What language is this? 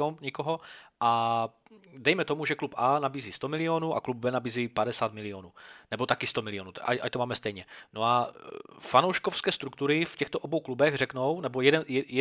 Czech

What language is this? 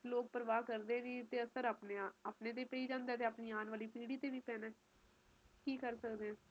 Punjabi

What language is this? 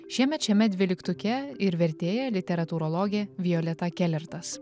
Lithuanian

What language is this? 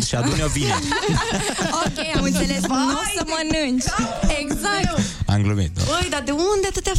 Romanian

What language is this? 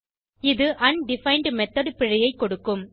Tamil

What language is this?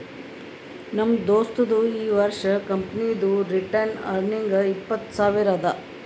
Kannada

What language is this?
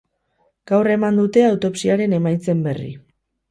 Basque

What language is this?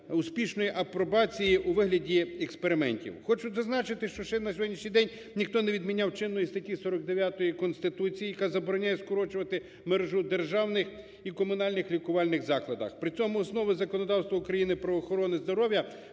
Ukrainian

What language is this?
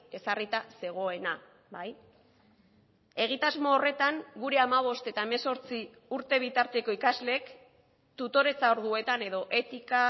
Basque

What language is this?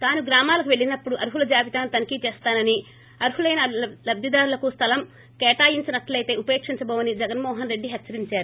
Telugu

